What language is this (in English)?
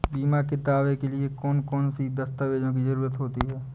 Hindi